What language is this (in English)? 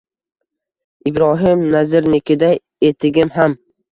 Uzbek